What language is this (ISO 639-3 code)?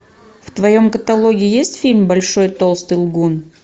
rus